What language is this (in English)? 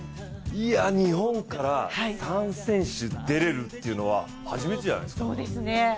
Japanese